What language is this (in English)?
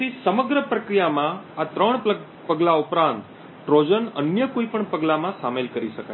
Gujarati